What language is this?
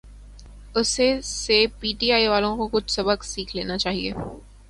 Urdu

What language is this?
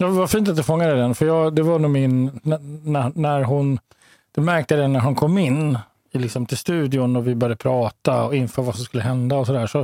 Swedish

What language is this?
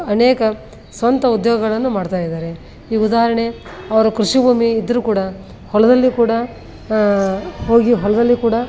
Kannada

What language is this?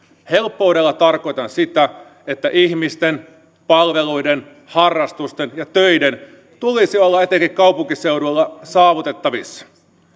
Finnish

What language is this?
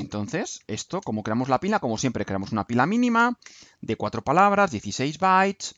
Spanish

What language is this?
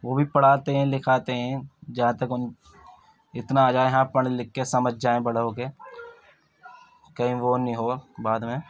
Urdu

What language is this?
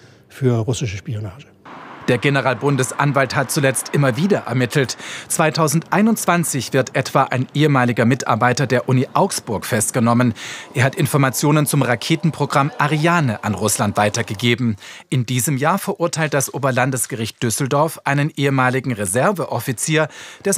German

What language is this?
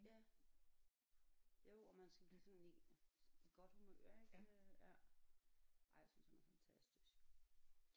Danish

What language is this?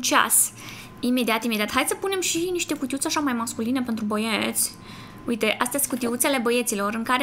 Romanian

